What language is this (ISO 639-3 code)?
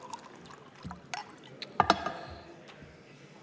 est